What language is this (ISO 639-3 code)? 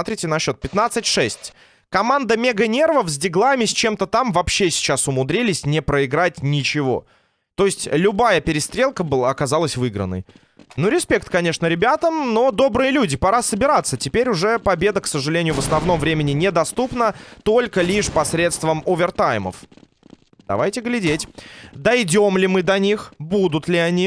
rus